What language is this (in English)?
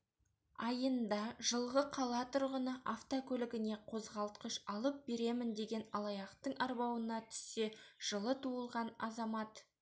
Kazakh